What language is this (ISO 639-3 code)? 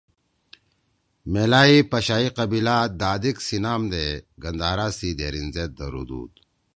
trw